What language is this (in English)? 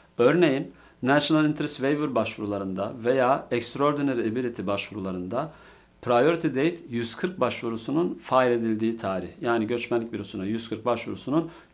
Turkish